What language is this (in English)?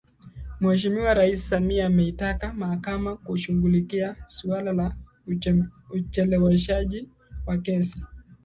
Swahili